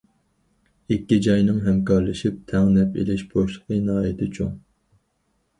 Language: Uyghur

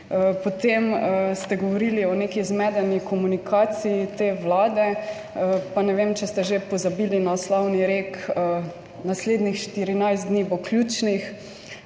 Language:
Slovenian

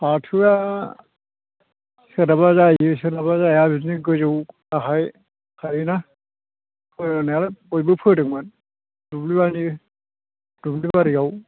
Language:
Bodo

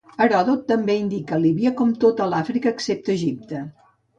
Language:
Catalan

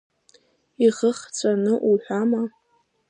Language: Abkhazian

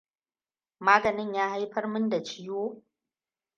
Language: Hausa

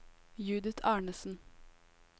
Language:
Norwegian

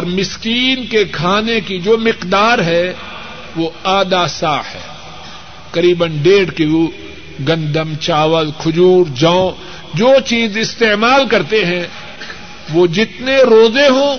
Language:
Urdu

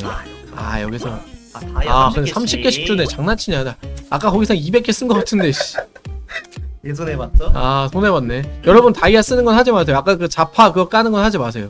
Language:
Korean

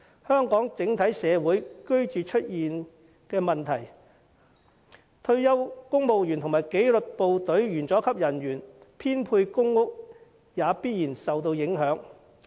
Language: Cantonese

